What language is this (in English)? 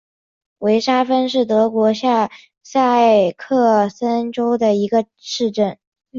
Chinese